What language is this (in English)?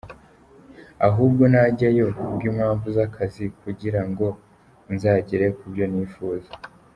Kinyarwanda